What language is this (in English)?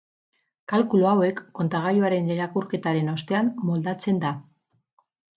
Basque